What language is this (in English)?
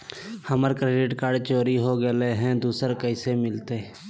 Magahi